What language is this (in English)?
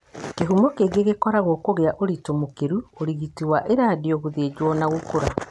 Kikuyu